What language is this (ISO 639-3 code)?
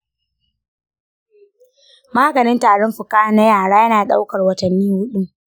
hau